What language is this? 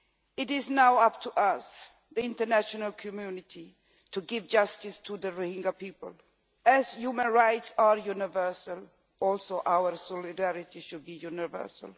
English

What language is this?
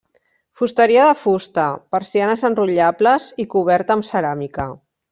Catalan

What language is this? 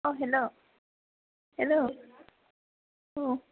Bodo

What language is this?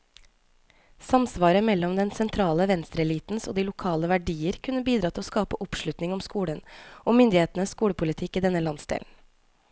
Norwegian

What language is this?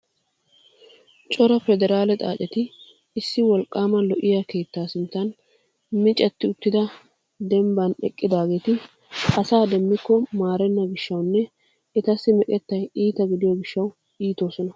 Wolaytta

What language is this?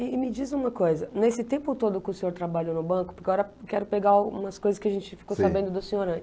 Portuguese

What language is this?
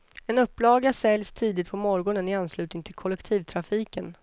Swedish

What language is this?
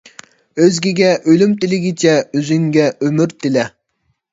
Uyghur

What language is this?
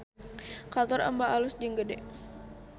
Sundanese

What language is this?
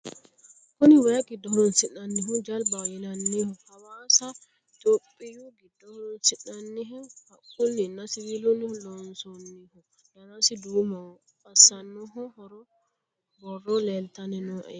Sidamo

